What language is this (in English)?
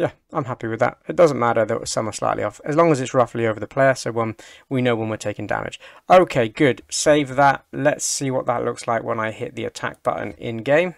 English